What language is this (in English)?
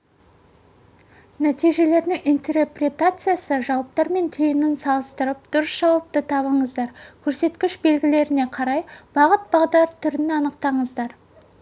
Kazakh